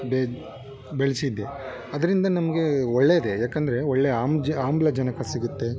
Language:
Kannada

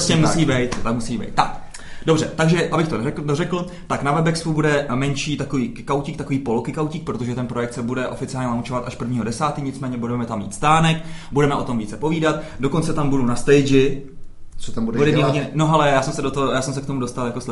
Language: Czech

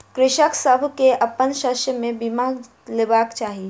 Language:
Maithili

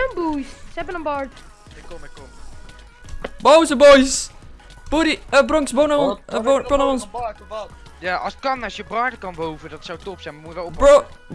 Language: Dutch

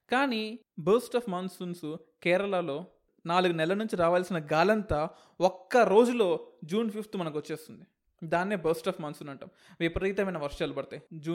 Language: Telugu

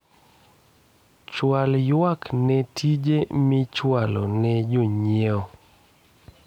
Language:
Luo (Kenya and Tanzania)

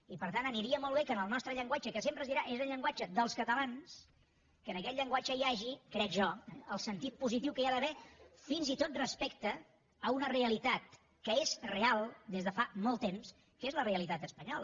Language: Catalan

